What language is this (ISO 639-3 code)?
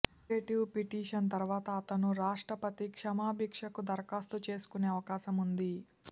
tel